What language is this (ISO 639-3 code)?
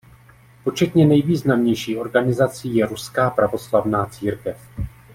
ces